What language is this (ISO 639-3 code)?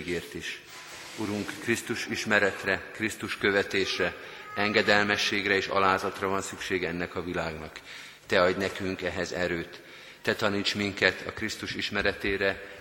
hun